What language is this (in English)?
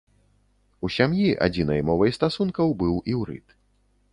Belarusian